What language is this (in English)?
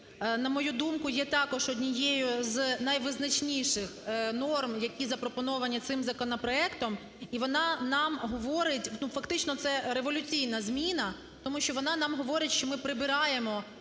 Ukrainian